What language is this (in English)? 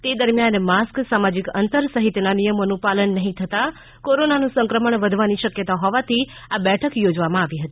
Gujarati